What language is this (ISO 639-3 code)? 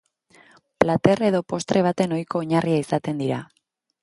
eus